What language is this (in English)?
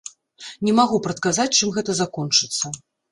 Belarusian